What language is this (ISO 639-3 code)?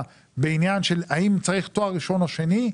heb